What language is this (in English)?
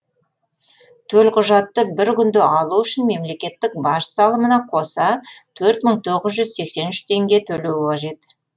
Kazakh